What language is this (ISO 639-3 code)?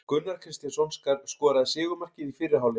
isl